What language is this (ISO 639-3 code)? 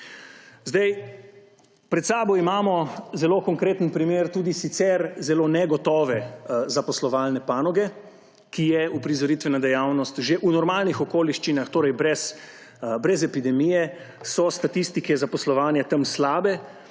slv